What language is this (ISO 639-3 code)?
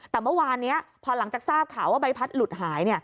tha